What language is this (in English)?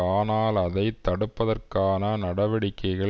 Tamil